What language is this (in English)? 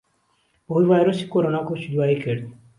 Central Kurdish